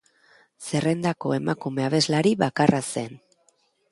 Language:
Basque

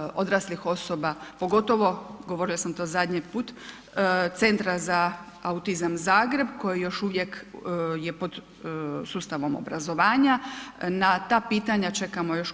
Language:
Croatian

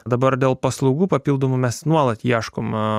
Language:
Lithuanian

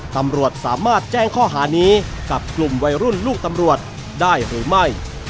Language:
Thai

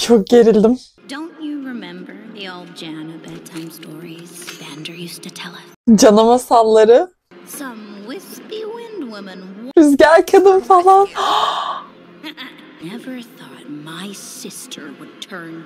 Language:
Turkish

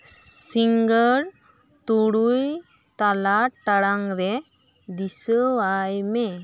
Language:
Santali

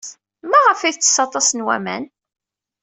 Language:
Kabyle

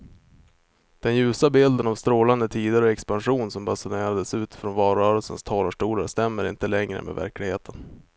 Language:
Swedish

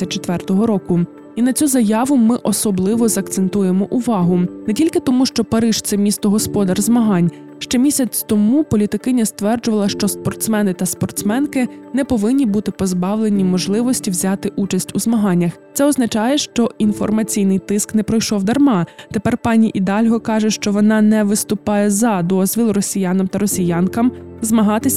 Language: Ukrainian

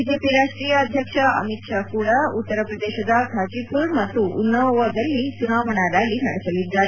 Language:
Kannada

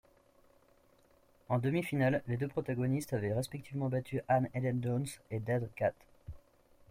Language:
French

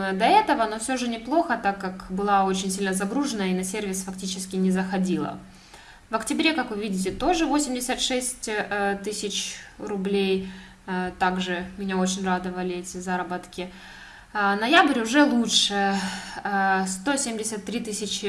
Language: Russian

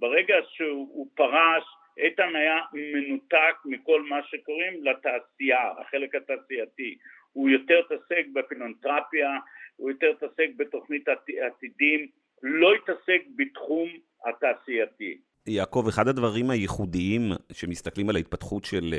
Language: Hebrew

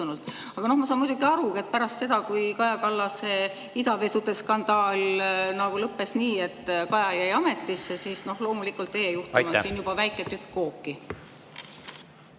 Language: Estonian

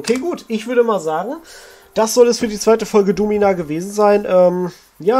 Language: German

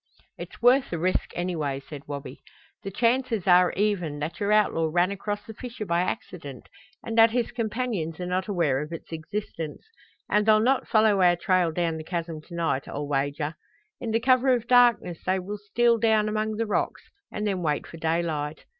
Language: English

